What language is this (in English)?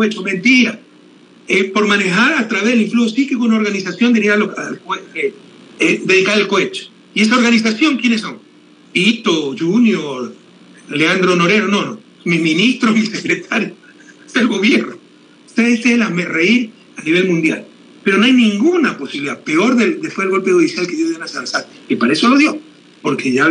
Spanish